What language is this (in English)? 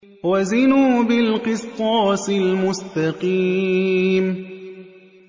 Arabic